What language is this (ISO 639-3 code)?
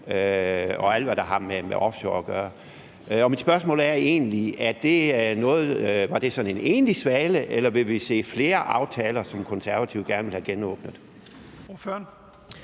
dan